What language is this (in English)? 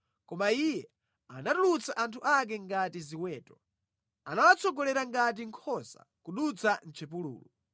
Nyanja